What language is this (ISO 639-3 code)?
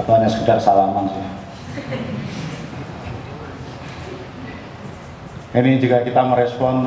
ind